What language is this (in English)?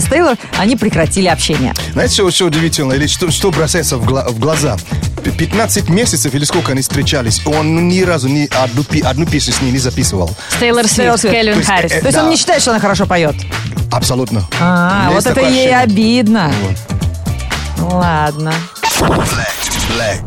Russian